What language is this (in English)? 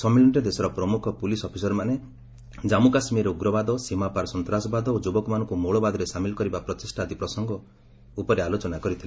Odia